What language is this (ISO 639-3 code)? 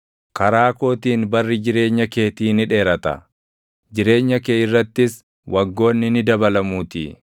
orm